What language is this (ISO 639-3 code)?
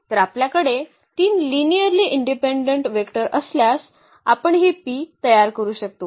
mar